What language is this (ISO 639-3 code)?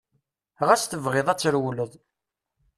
kab